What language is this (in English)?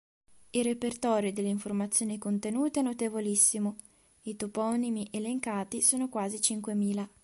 Italian